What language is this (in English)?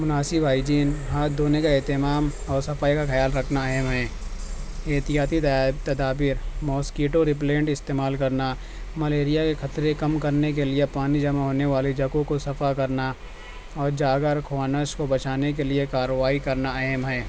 Urdu